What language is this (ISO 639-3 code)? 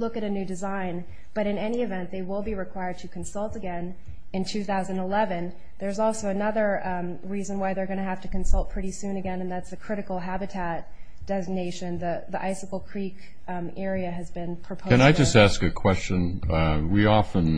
eng